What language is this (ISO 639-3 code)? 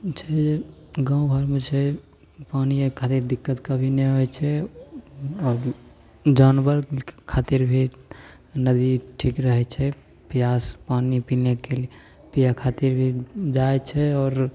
mai